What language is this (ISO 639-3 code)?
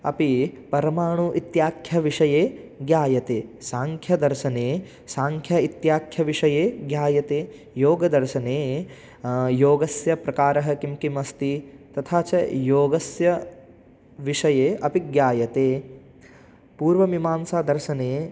san